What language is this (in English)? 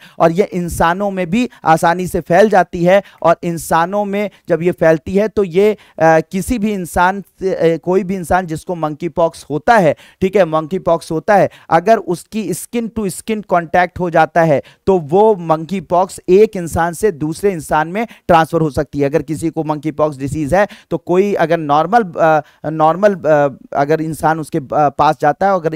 Hindi